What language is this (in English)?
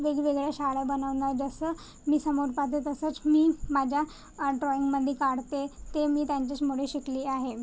Marathi